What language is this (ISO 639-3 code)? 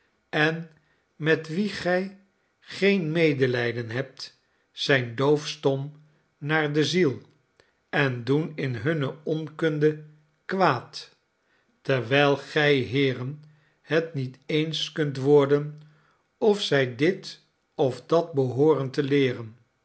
nld